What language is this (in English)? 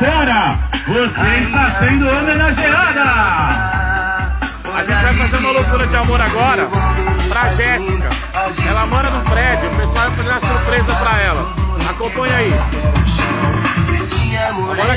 Portuguese